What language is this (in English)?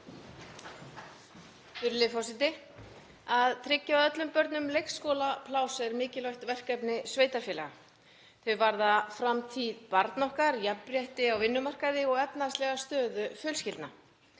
Icelandic